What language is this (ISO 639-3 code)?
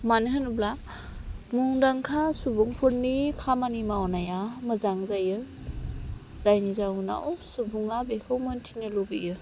brx